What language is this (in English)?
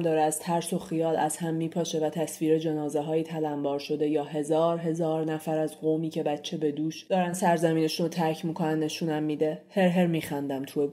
Persian